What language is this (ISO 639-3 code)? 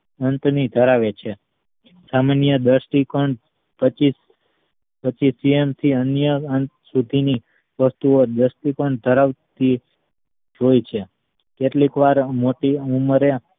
guj